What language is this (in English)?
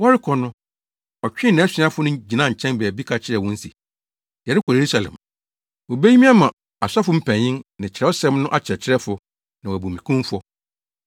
Akan